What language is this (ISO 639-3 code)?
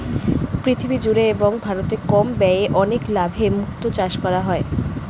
ben